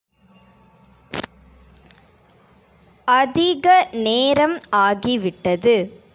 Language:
Tamil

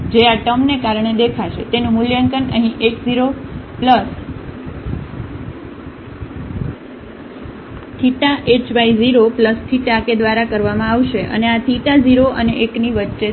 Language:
Gujarati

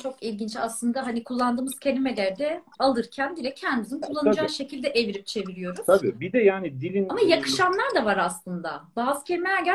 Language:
Turkish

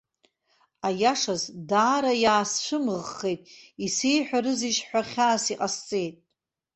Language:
Abkhazian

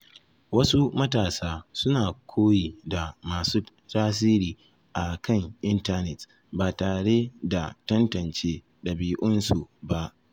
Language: Hausa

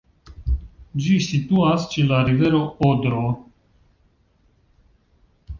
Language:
Esperanto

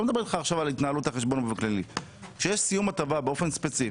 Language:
Hebrew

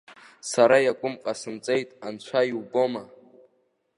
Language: Abkhazian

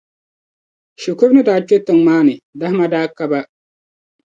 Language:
Dagbani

